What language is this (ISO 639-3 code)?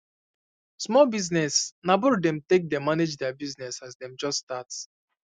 pcm